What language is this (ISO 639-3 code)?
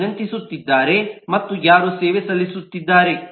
kan